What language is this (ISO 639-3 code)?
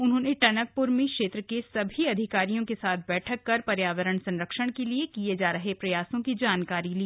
hin